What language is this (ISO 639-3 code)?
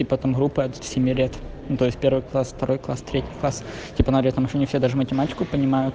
rus